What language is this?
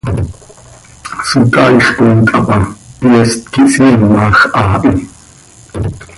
Seri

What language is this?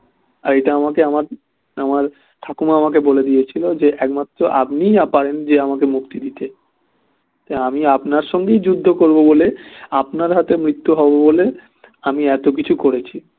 Bangla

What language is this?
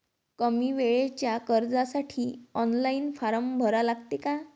Marathi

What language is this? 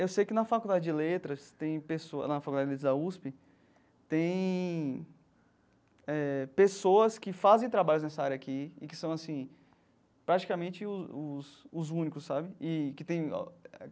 Portuguese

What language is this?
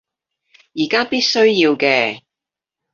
Cantonese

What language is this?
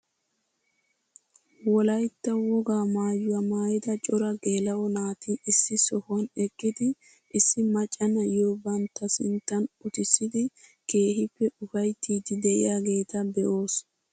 Wolaytta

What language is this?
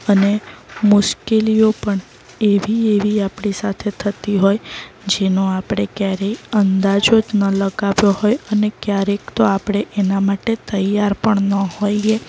Gujarati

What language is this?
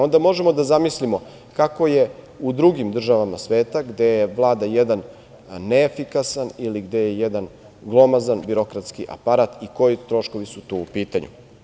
Serbian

